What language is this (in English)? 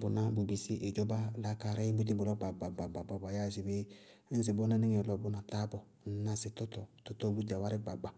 Bago-Kusuntu